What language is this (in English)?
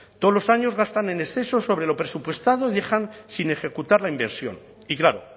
Spanish